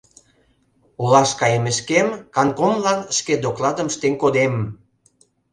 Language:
Mari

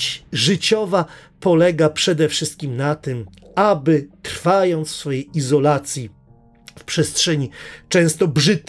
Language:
Polish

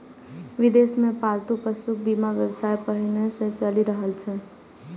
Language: Maithili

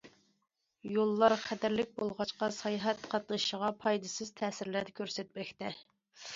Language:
Uyghur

